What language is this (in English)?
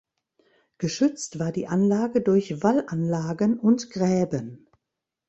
German